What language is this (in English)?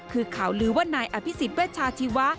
Thai